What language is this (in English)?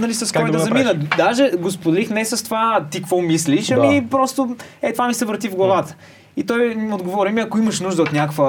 Bulgarian